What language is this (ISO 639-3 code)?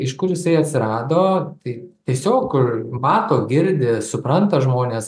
lit